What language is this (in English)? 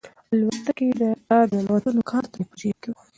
Pashto